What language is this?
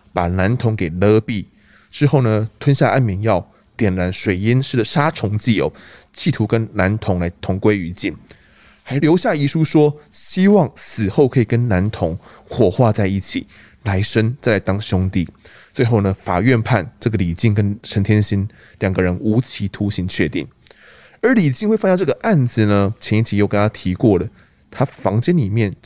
Chinese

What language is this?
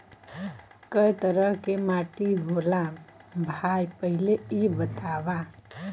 Bhojpuri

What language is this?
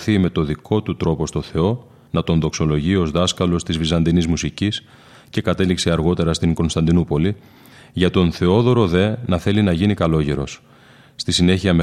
Greek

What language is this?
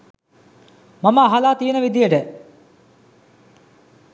Sinhala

